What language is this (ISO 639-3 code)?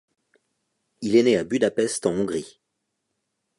fra